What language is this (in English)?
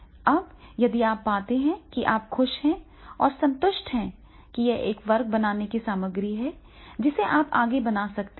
Hindi